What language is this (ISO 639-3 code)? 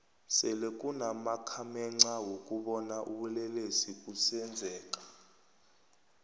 nbl